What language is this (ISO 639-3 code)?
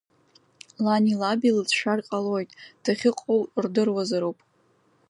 abk